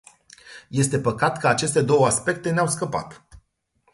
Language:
Romanian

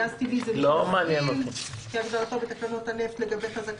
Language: Hebrew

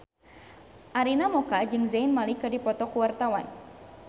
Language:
Sundanese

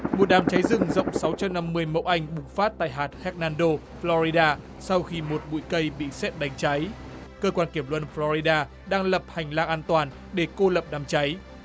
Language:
Vietnamese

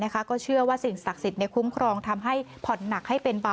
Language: Thai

